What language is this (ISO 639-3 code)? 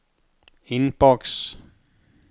dan